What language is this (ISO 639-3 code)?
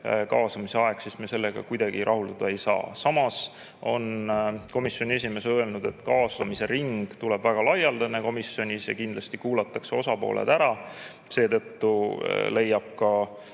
est